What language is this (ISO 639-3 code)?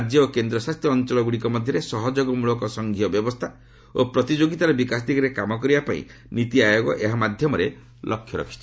ori